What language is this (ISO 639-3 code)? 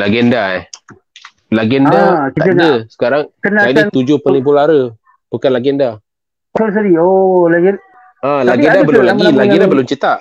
msa